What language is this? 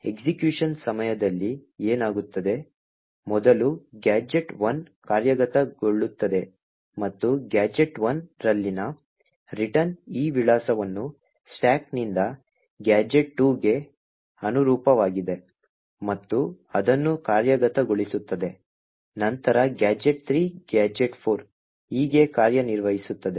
Kannada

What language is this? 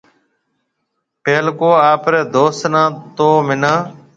Marwari (Pakistan)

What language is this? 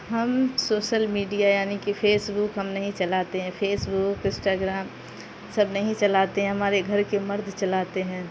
Urdu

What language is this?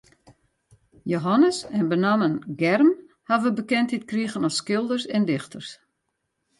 Western Frisian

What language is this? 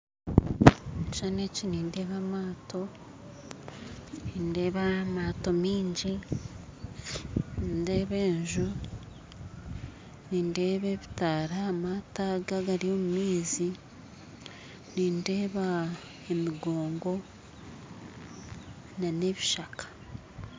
Nyankole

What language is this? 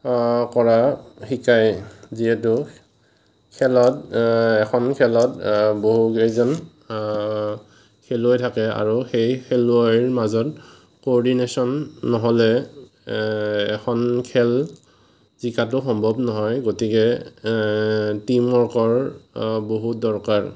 Assamese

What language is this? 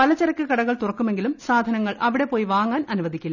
Malayalam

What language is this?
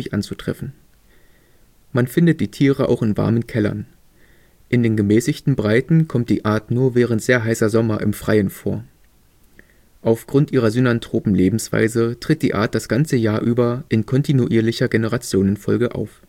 German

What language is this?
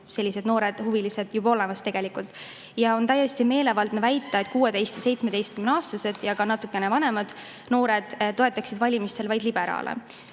Estonian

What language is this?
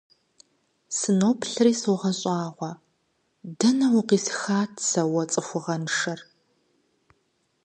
Kabardian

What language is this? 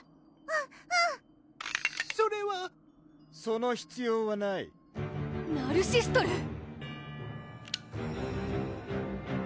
Japanese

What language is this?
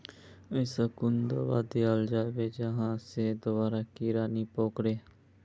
Magahi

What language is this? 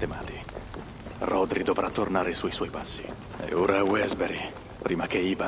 Italian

